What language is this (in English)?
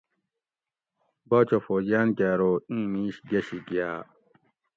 Gawri